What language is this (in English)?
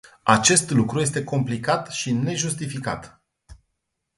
Romanian